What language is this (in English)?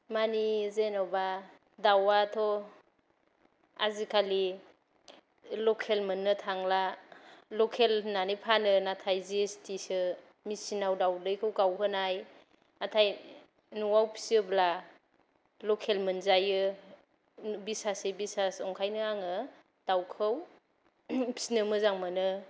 Bodo